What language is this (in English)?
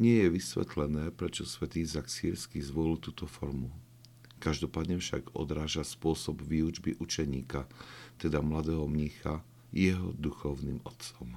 Slovak